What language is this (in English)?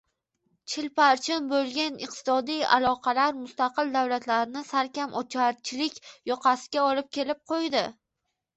Uzbek